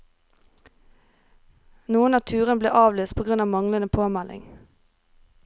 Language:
Norwegian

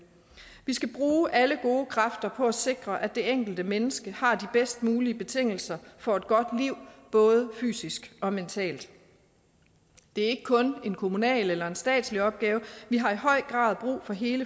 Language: Danish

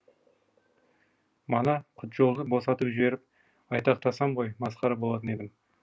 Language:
Kazakh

